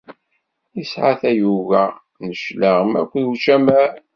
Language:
Kabyle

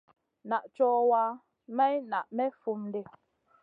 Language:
Masana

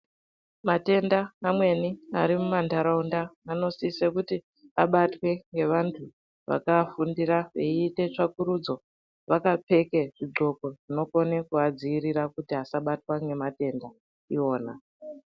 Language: Ndau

